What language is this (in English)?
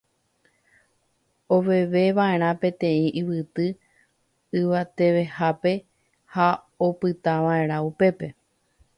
Guarani